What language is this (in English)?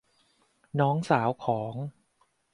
Thai